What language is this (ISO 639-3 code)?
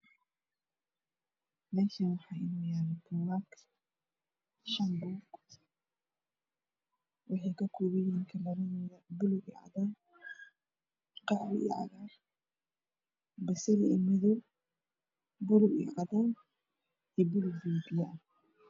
som